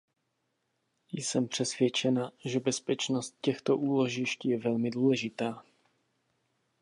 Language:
Czech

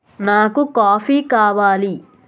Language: Telugu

